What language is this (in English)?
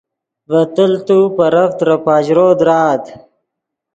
Yidgha